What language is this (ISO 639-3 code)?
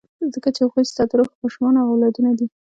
pus